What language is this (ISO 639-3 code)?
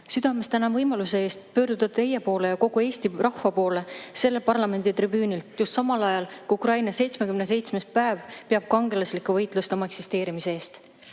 est